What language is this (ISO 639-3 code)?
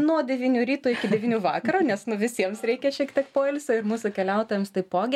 lit